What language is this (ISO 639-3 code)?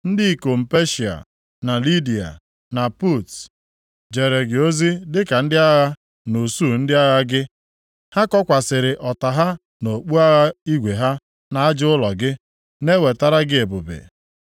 ibo